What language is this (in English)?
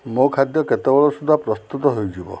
Odia